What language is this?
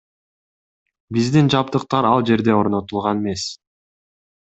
Kyrgyz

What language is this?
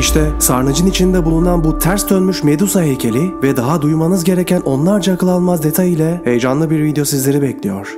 Turkish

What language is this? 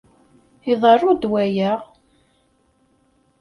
Kabyle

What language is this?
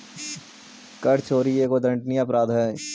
Magahi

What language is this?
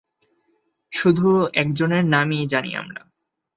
Bangla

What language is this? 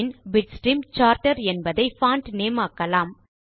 Tamil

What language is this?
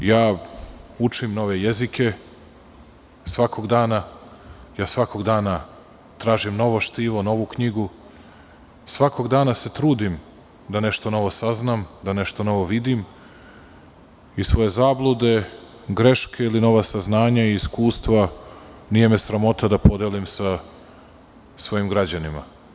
Serbian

